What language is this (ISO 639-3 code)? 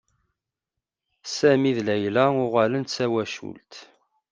kab